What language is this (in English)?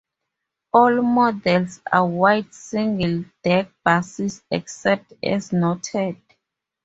English